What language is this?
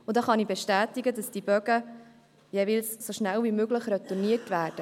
Swiss German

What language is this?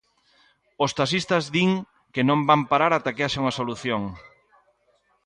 Galician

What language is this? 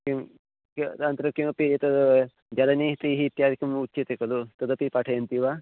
Sanskrit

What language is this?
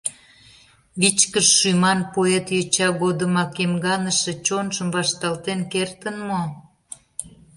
Mari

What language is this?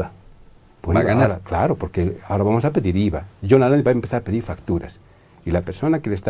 Spanish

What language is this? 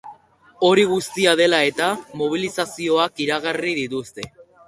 Basque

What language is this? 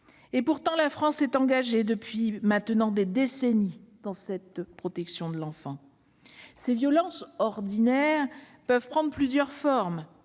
French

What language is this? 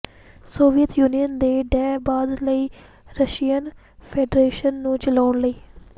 Punjabi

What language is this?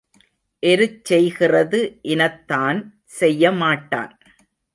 Tamil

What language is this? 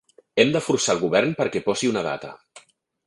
Catalan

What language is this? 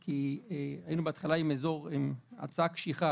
Hebrew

